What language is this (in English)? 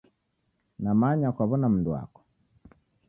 Taita